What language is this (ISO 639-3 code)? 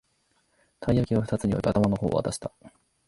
jpn